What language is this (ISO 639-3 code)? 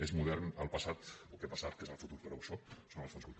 cat